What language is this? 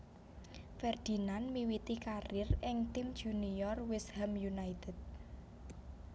Javanese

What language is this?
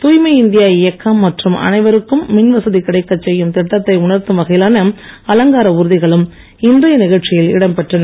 Tamil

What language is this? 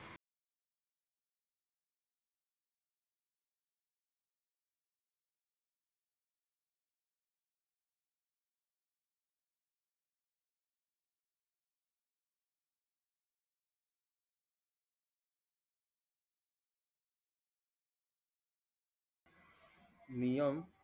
Marathi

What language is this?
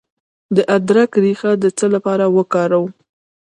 Pashto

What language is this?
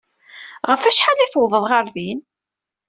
Kabyle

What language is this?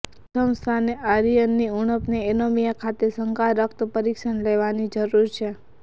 Gujarati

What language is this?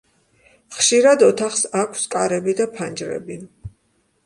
Georgian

